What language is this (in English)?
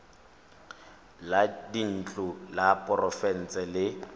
Tswana